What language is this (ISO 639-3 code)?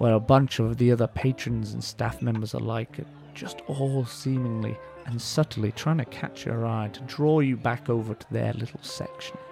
eng